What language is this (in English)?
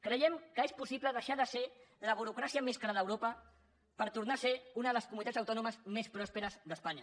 Catalan